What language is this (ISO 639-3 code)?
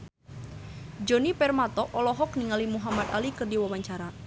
sun